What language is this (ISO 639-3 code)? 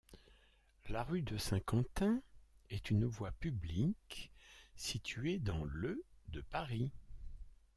fra